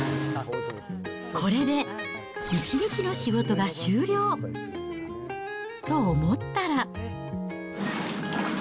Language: Japanese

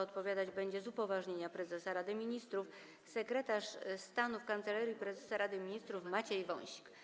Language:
Polish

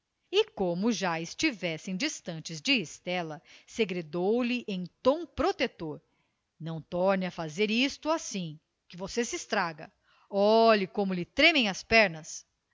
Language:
Portuguese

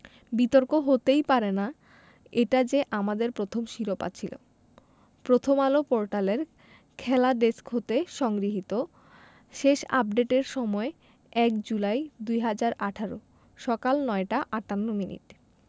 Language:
Bangla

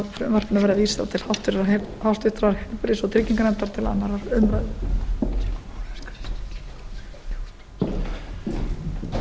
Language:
Icelandic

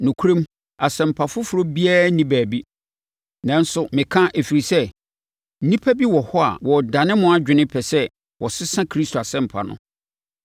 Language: Akan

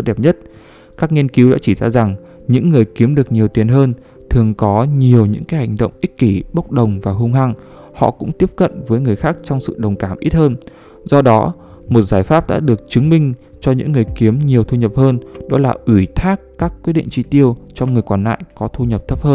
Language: Vietnamese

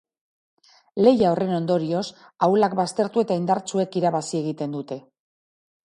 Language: Basque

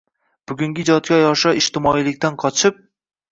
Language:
Uzbek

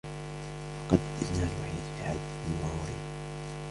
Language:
Arabic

